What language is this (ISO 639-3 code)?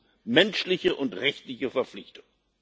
deu